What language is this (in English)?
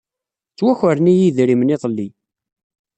Kabyle